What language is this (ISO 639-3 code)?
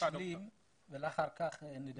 heb